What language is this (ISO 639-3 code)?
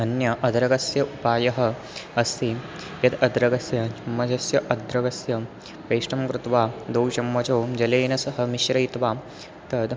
san